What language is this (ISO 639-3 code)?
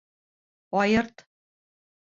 bak